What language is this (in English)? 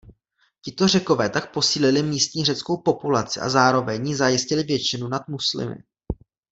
Czech